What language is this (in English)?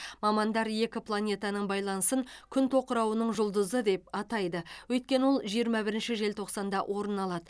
Kazakh